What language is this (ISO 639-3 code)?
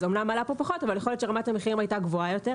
heb